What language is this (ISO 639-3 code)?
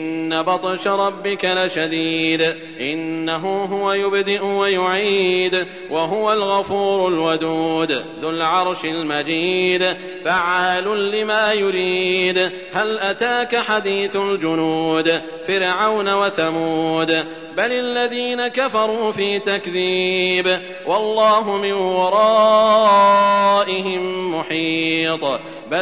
ara